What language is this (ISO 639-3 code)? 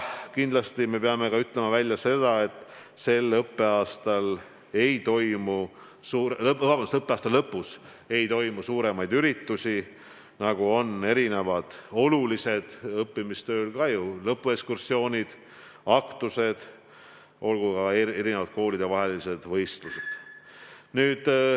est